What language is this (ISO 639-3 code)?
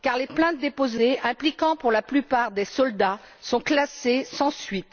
fra